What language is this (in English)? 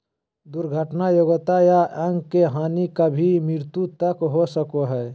Magahi